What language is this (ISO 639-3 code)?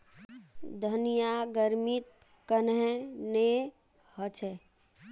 mag